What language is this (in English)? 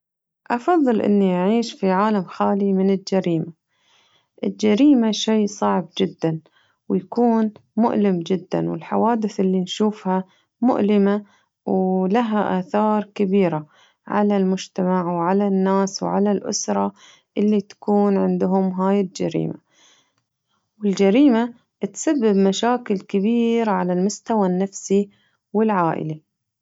Najdi Arabic